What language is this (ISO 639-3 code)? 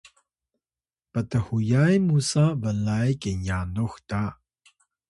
tay